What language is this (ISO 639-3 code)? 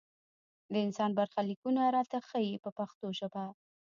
pus